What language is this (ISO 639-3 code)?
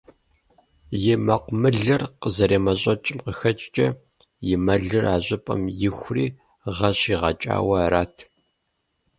kbd